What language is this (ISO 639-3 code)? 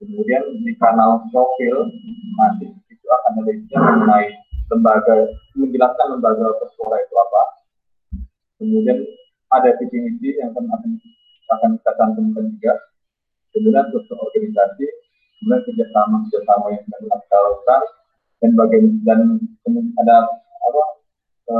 ind